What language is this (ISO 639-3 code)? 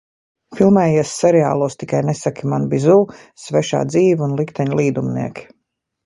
lav